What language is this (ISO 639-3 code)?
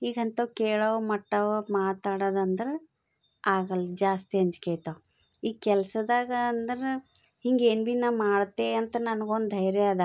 kan